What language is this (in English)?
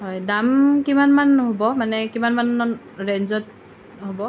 Assamese